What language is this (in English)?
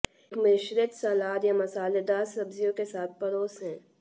Hindi